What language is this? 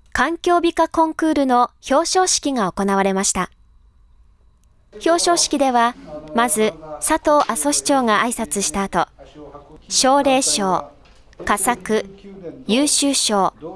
Japanese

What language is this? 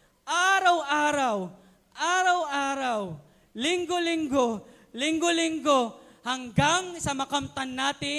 Filipino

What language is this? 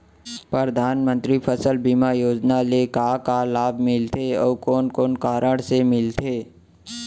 Chhattisgarhi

